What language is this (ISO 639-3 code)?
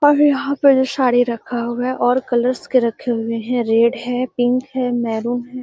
mag